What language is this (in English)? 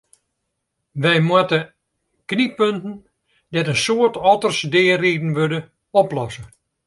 Western Frisian